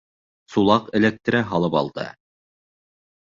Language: Bashkir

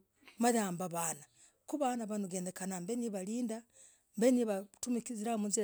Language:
Logooli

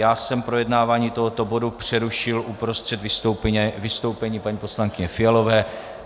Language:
Czech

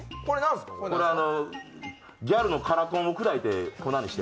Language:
Japanese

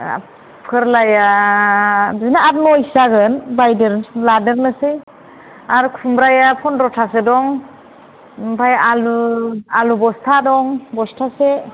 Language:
Bodo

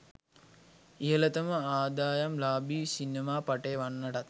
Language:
Sinhala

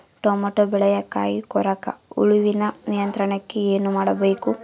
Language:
Kannada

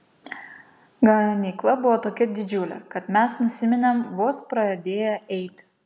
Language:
Lithuanian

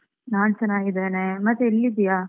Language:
Kannada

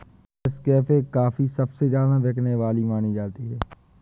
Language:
Hindi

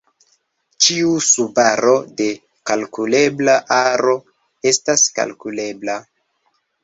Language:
Esperanto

